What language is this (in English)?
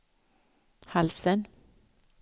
Swedish